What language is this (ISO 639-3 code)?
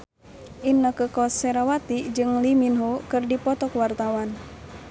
sun